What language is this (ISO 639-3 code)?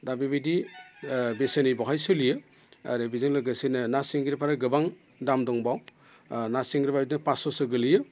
brx